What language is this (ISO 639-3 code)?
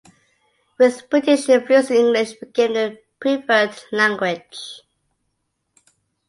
eng